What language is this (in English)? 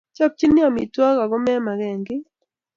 Kalenjin